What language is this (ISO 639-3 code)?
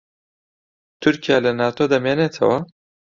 ckb